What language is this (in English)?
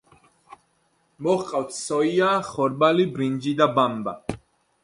Georgian